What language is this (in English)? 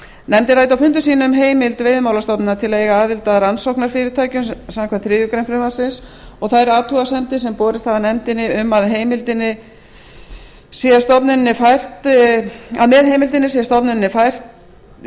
Icelandic